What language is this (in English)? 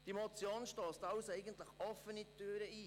Swiss German